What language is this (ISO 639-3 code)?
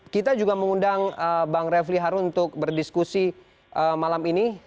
ind